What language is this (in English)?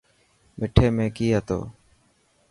Dhatki